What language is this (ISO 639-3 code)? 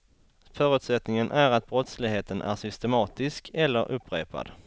swe